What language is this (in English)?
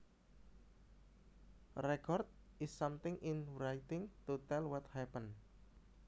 Javanese